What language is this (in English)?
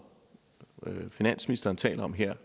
Danish